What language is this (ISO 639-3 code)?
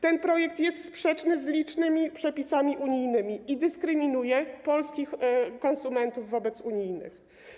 pol